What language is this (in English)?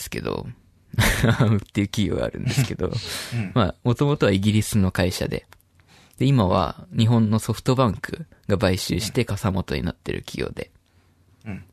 Japanese